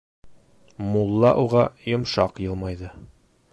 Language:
Bashkir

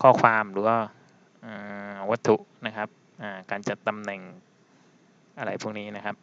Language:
Thai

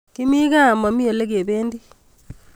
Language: Kalenjin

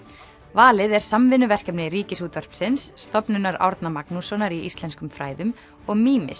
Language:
Icelandic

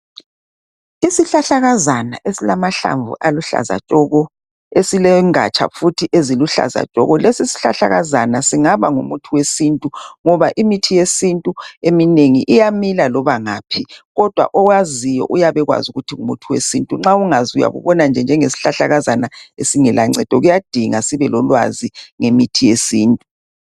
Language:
North Ndebele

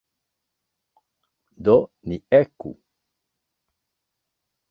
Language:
Esperanto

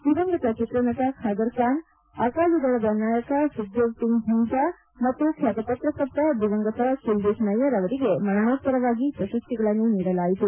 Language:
Kannada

